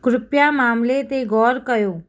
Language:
Sindhi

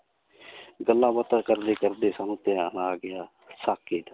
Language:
Punjabi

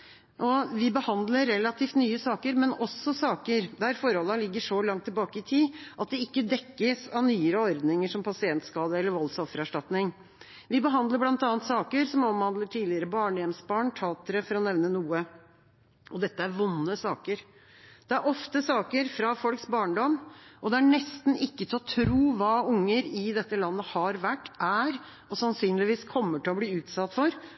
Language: Norwegian Bokmål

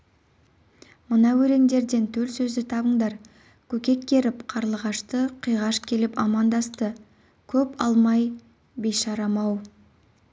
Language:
Kazakh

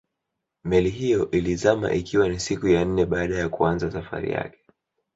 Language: Swahili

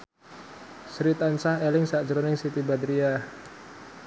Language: Javanese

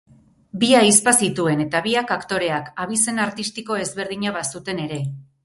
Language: Basque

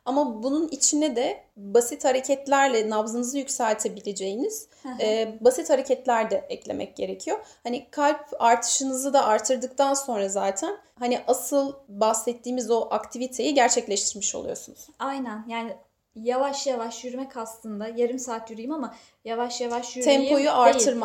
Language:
Turkish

